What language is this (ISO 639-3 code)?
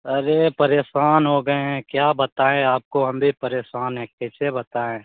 hin